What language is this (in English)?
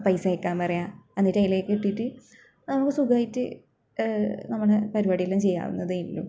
Malayalam